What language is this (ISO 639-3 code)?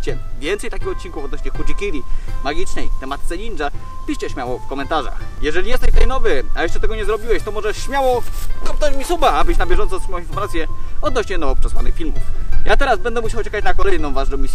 pol